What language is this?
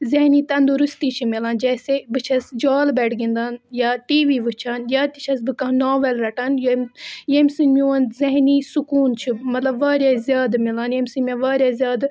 Kashmiri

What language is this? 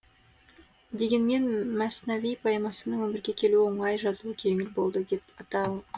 Kazakh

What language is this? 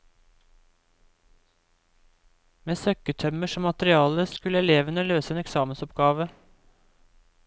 Norwegian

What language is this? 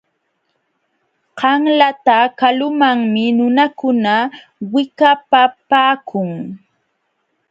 Jauja Wanca Quechua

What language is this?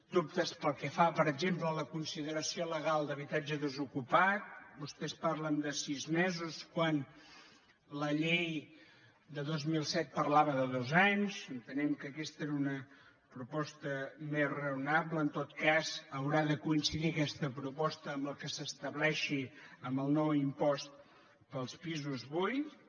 Catalan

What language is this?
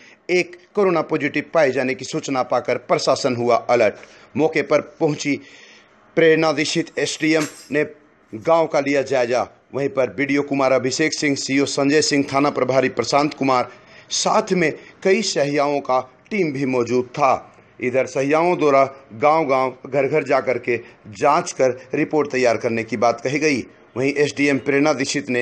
Hindi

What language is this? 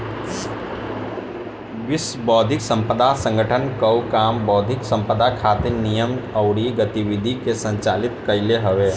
Bhojpuri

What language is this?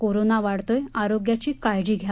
Marathi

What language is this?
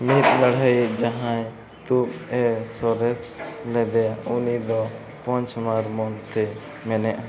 Santali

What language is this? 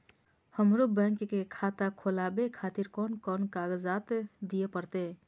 Maithili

